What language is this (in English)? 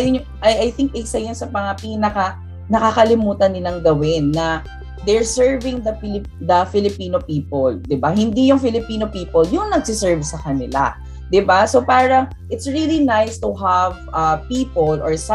Filipino